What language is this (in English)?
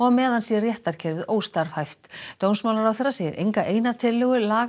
Icelandic